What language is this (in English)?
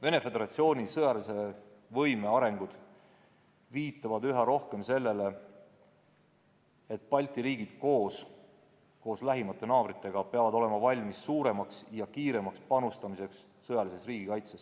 Estonian